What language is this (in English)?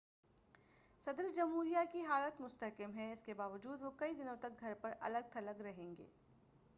Urdu